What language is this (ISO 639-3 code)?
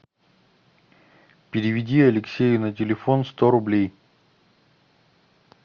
rus